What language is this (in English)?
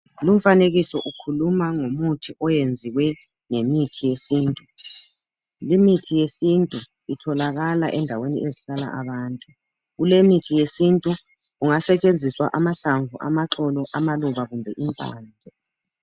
North Ndebele